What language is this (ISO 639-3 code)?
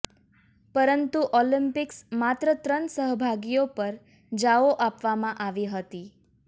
guj